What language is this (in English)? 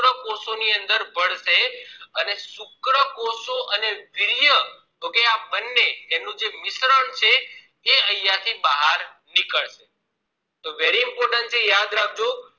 Gujarati